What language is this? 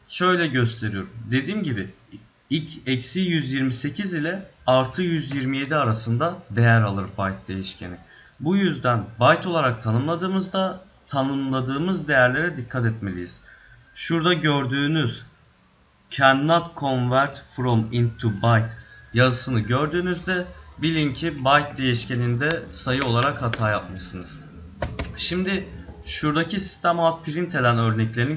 Turkish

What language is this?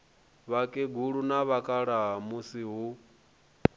Venda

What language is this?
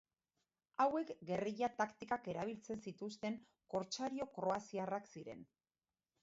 Basque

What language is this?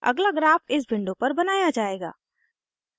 Hindi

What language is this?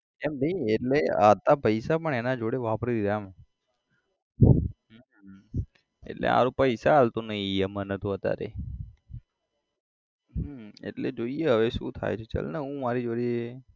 Gujarati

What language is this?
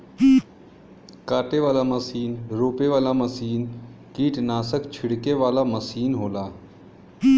Bhojpuri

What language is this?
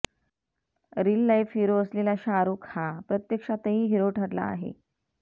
Marathi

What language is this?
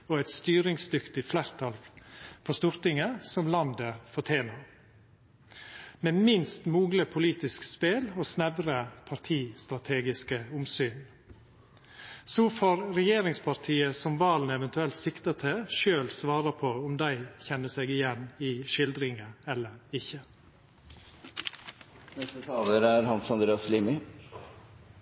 Norwegian Nynorsk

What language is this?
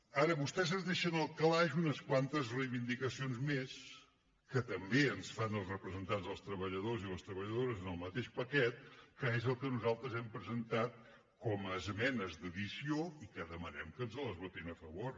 Catalan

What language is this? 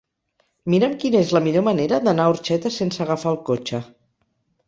Catalan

